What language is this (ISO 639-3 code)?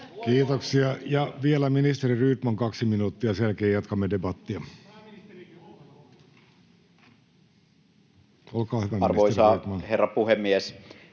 fin